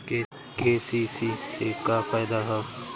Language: Bhojpuri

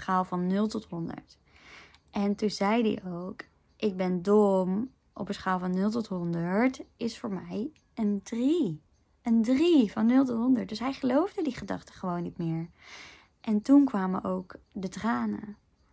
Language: Dutch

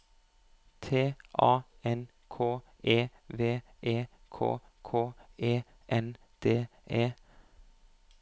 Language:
Norwegian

